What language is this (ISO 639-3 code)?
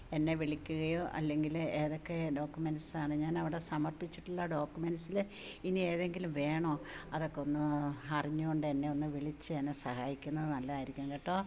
mal